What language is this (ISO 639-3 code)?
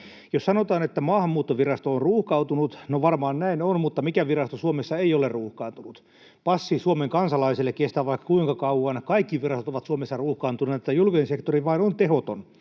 fin